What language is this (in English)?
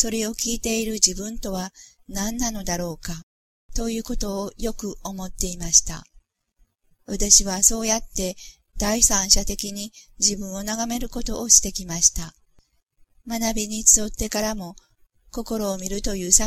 Japanese